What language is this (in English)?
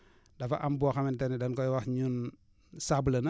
Wolof